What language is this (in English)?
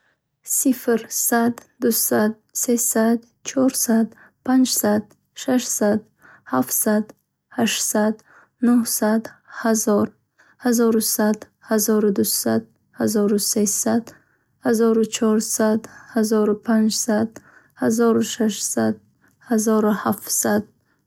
Bukharic